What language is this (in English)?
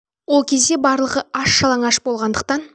Kazakh